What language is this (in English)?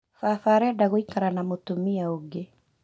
Kikuyu